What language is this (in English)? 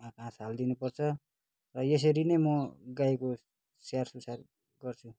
Nepali